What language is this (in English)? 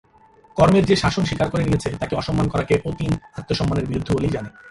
Bangla